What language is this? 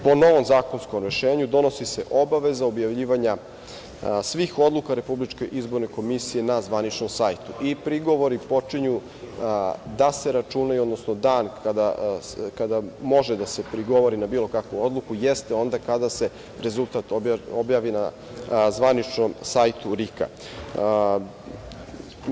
Serbian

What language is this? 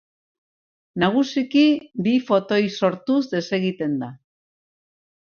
Basque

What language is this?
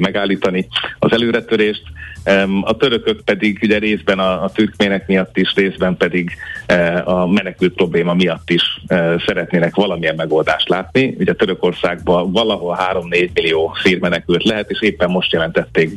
Hungarian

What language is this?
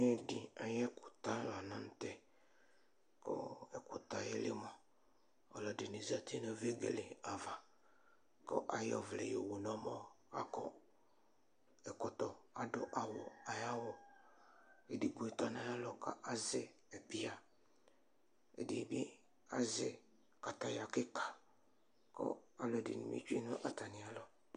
Ikposo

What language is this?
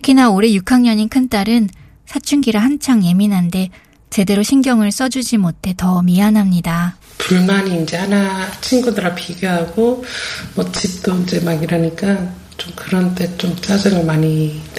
Korean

